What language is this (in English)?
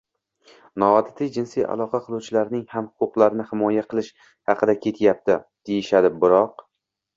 Uzbek